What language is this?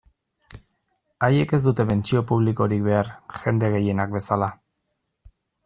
Basque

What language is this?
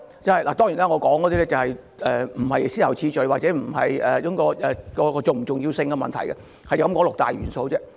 Cantonese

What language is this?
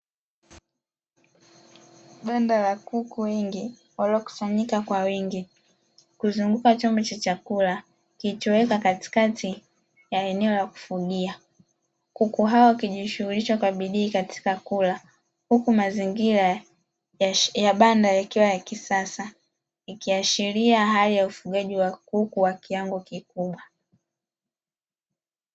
Swahili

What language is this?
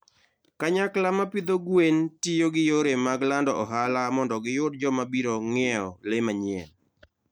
Luo (Kenya and Tanzania)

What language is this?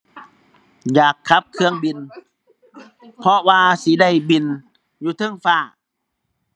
Thai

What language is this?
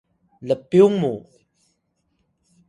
Atayal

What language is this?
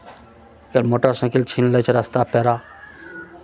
Maithili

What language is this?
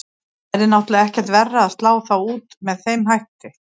Icelandic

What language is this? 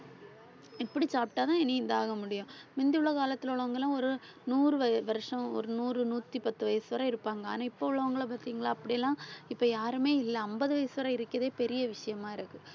Tamil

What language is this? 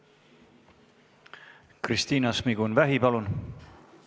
Estonian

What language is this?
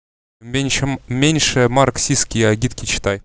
Russian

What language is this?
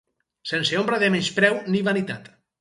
Catalan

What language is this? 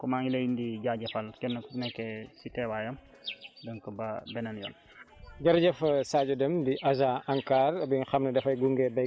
Wolof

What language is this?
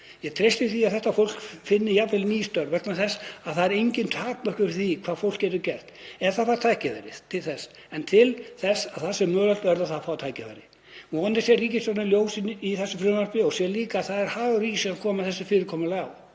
Icelandic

